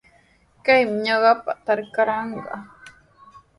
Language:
Sihuas Ancash Quechua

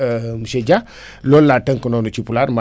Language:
Wolof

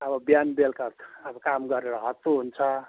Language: Nepali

